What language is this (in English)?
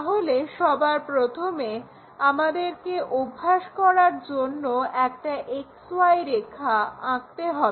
Bangla